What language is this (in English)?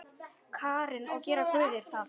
Icelandic